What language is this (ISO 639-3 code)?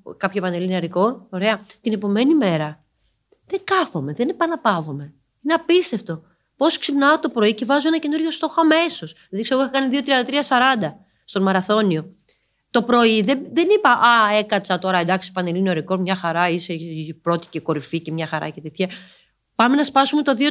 ell